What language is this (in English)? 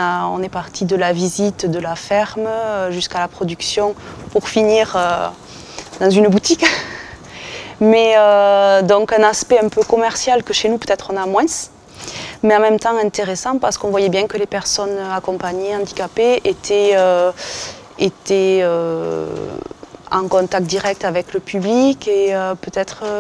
French